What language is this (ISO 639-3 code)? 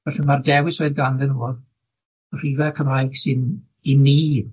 cym